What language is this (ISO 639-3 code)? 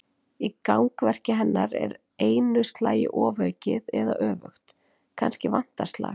isl